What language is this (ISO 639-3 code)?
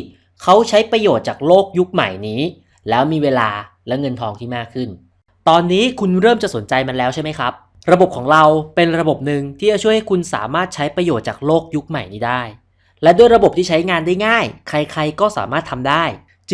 tha